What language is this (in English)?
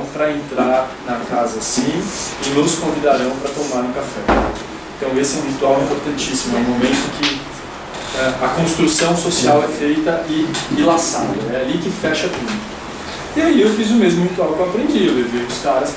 Portuguese